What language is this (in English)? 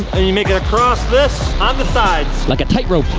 English